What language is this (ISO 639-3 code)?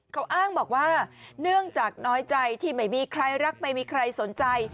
tha